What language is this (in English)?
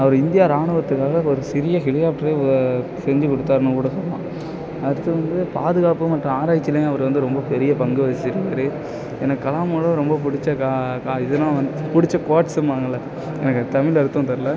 Tamil